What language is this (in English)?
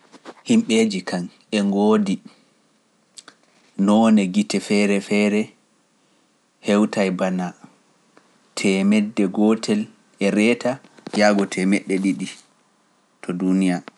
Pular